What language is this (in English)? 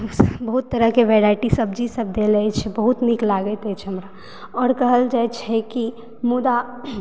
Maithili